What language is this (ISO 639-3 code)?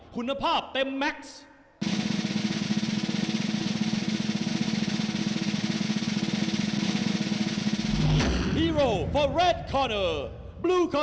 tha